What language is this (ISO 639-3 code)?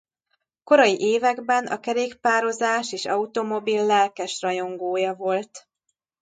hun